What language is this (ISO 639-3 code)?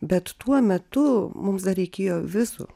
lit